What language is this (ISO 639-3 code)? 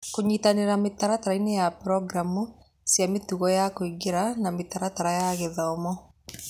kik